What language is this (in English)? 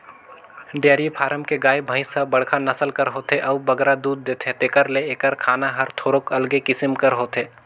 Chhattisgarhi